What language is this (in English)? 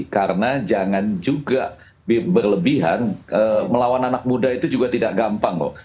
Indonesian